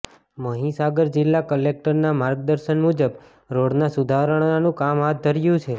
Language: Gujarati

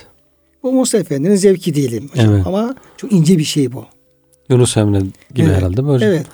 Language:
Turkish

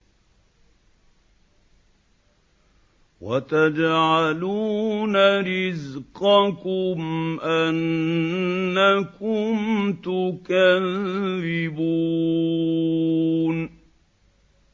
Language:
Arabic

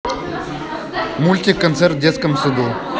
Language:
Russian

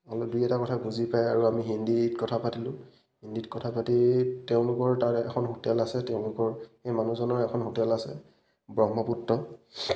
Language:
Assamese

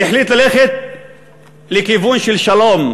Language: Hebrew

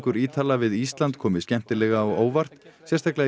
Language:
Icelandic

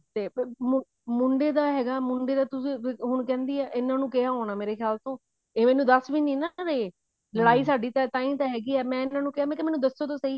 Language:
Punjabi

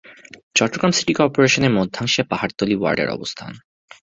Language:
Bangla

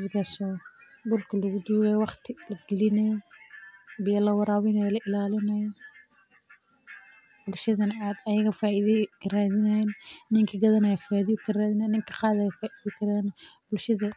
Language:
Somali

